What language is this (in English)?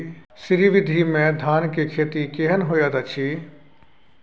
Maithili